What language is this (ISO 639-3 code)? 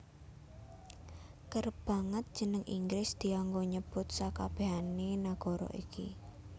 jav